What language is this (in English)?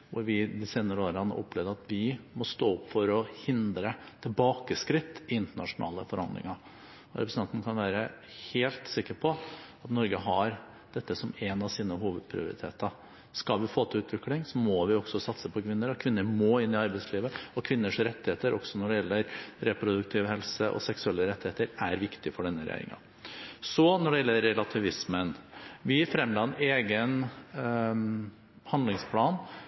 Norwegian Bokmål